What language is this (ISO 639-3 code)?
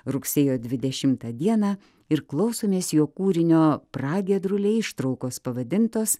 lit